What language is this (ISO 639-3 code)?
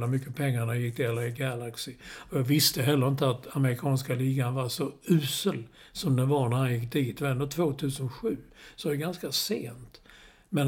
swe